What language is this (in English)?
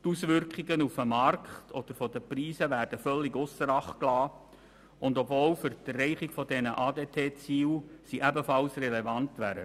Swiss German